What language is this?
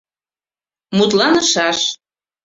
Mari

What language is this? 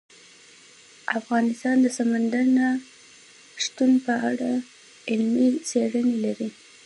Pashto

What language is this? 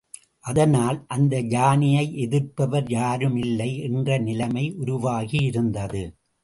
Tamil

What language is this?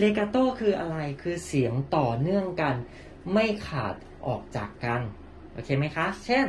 Thai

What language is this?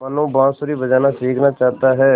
Hindi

